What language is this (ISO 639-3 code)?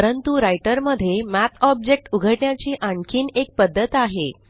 mar